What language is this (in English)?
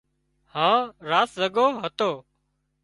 Wadiyara Koli